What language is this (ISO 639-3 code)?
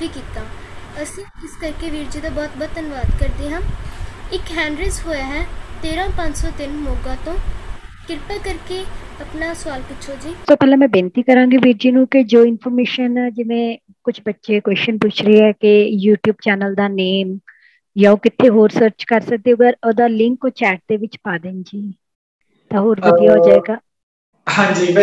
hin